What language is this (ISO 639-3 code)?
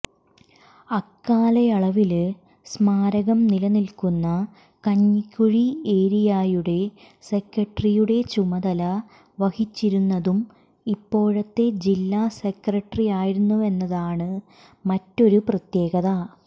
mal